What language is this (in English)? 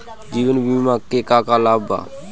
Bhojpuri